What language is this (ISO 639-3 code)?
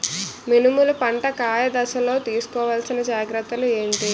tel